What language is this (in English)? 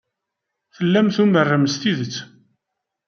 Kabyle